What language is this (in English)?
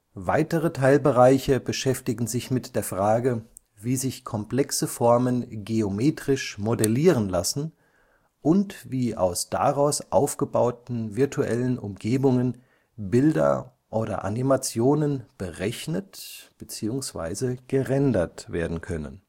German